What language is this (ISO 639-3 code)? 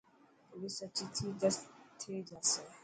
mki